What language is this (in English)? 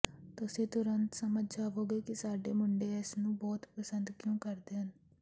Punjabi